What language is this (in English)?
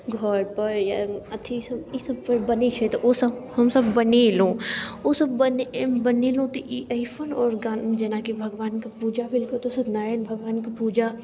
Maithili